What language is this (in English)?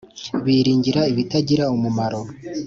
Kinyarwanda